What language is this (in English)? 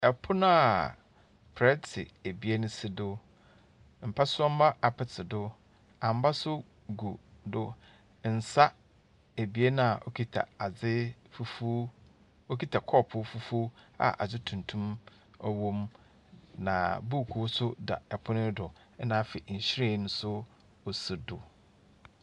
Akan